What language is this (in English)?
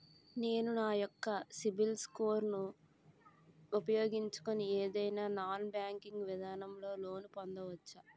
Telugu